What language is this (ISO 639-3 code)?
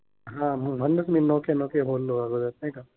mar